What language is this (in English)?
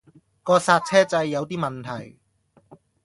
Cantonese